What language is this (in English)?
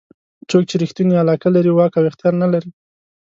Pashto